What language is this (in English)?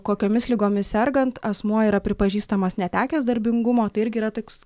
Lithuanian